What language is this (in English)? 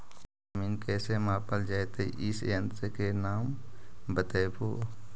Magahi